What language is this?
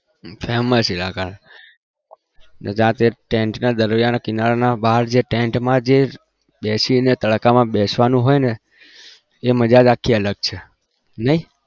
Gujarati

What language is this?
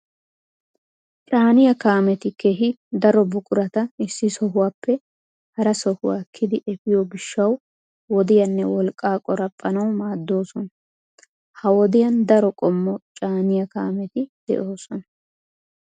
Wolaytta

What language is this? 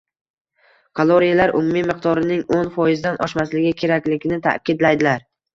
Uzbek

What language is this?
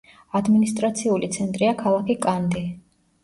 Georgian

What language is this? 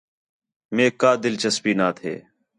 Khetrani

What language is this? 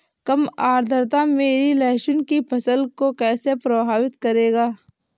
Hindi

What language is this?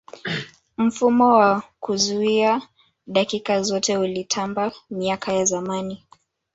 Swahili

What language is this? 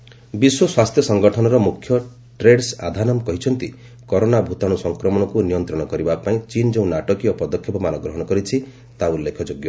Odia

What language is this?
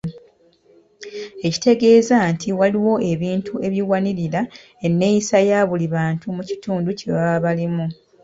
Ganda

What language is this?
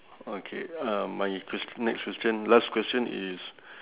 English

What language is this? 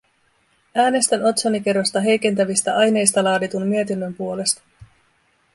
Finnish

